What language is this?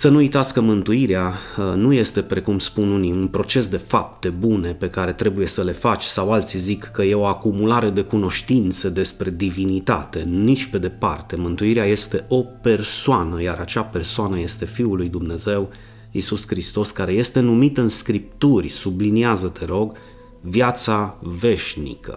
Romanian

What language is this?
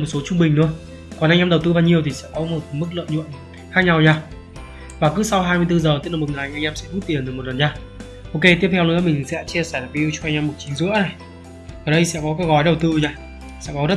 Vietnamese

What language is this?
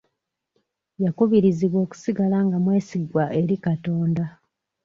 Ganda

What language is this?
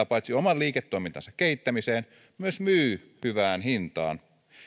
Finnish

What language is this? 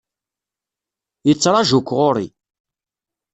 Kabyle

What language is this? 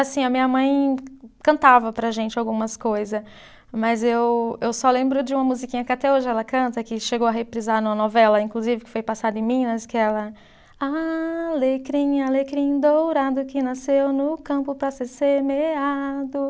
Portuguese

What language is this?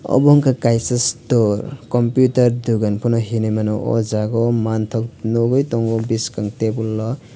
Kok Borok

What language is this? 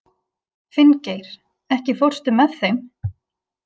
Icelandic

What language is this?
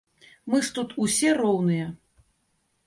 Belarusian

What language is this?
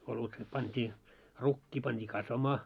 Finnish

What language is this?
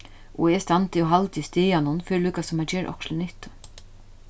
Faroese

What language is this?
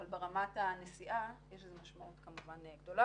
Hebrew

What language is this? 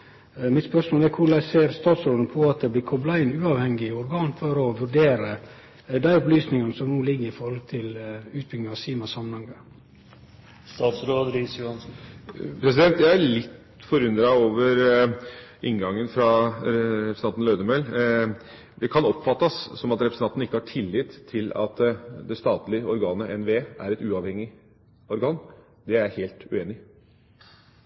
Norwegian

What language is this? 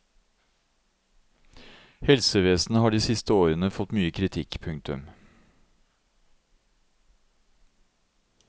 Norwegian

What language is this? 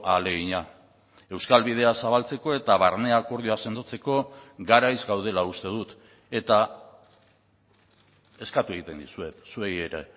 Basque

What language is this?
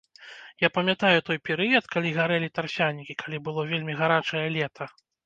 Belarusian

